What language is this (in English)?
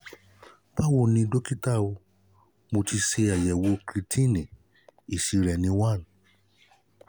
Yoruba